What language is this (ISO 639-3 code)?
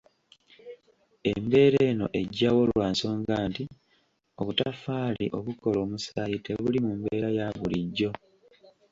lug